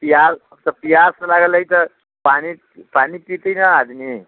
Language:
Maithili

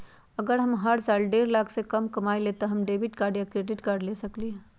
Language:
Magahi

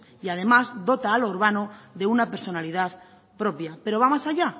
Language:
Spanish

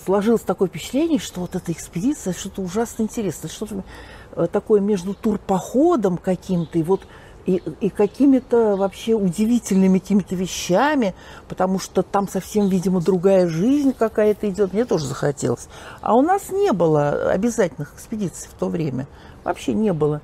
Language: Russian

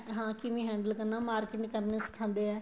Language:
Punjabi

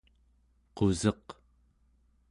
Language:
Central Yupik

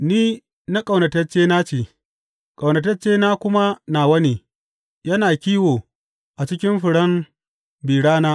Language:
Hausa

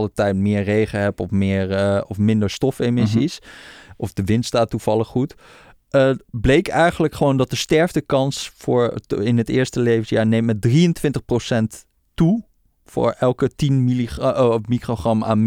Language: Dutch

